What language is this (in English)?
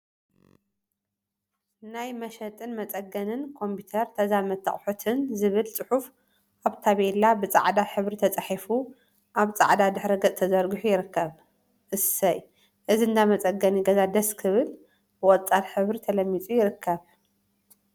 Tigrinya